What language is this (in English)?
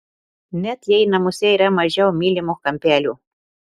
Lithuanian